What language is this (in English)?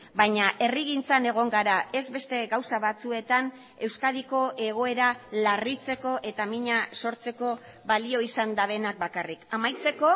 Basque